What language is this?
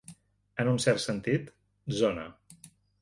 Catalan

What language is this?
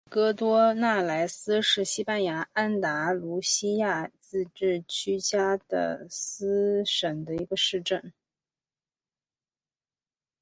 Chinese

